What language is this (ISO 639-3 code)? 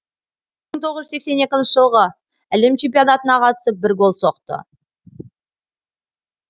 kaz